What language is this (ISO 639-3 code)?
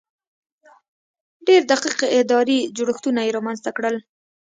pus